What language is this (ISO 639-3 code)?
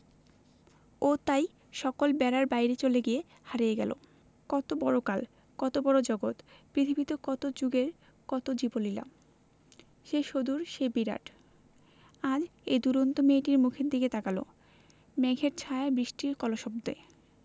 ben